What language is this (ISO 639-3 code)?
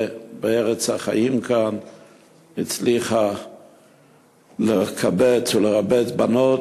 heb